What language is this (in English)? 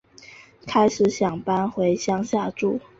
Chinese